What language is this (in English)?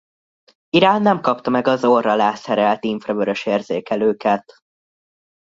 Hungarian